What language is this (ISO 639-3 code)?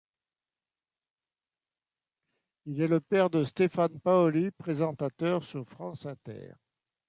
fra